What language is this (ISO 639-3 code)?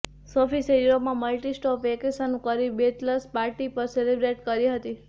guj